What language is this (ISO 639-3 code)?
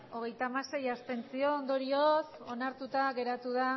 eus